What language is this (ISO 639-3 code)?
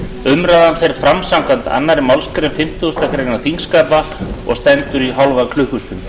isl